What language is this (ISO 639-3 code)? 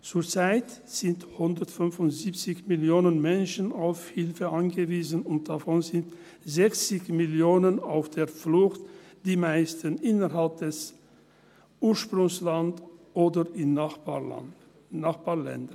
gsw